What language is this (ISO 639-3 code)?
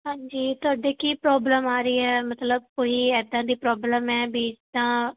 pan